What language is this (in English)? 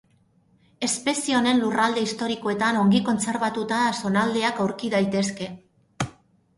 Basque